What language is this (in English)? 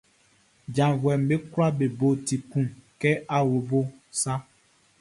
Baoulé